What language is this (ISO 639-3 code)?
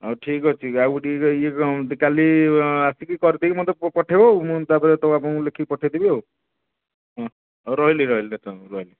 ori